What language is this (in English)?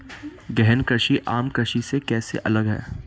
Hindi